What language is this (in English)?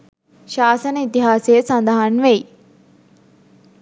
Sinhala